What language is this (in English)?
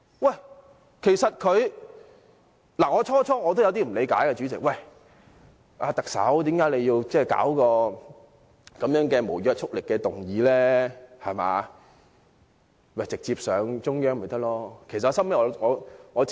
Cantonese